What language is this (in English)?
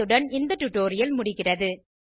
Tamil